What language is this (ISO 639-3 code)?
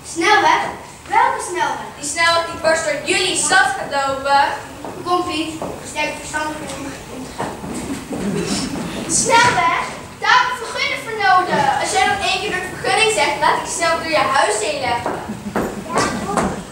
nld